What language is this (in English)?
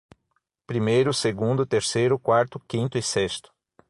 Portuguese